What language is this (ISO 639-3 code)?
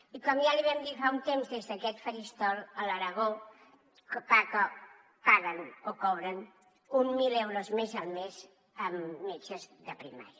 cat